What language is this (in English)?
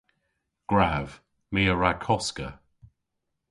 Cornish